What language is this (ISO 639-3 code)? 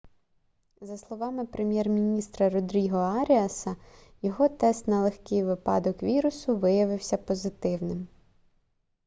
ukr